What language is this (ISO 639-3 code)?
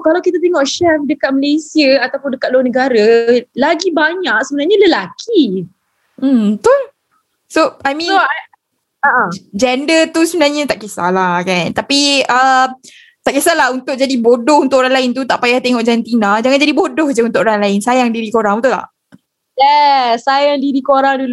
msa